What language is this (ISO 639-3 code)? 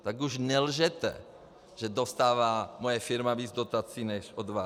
ces